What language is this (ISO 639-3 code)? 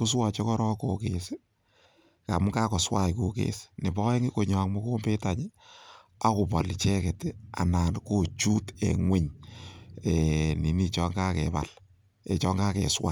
kln